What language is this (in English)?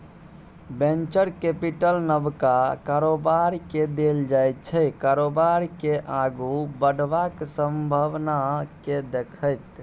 Maithili